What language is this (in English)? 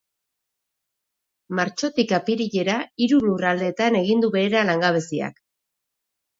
Basque